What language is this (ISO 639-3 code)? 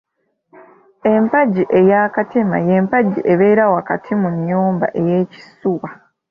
lug